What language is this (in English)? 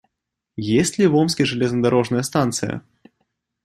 Russian